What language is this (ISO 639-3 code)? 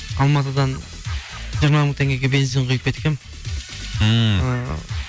kaz